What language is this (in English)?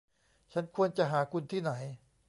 Thai